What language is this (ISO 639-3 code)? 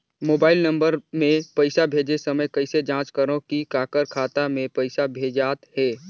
hne